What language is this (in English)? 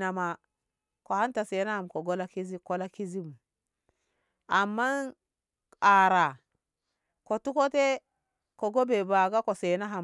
Ngamo